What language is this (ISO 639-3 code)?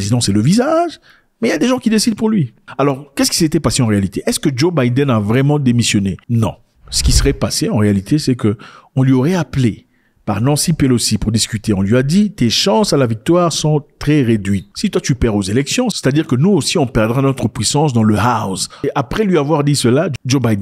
fra